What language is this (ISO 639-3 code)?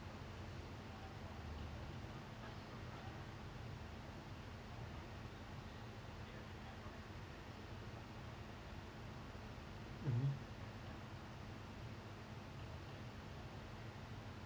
eng